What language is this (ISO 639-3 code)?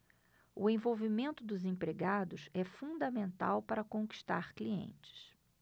por